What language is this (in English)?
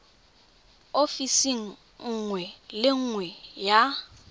Tswana